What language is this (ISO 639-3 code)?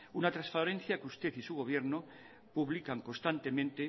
spa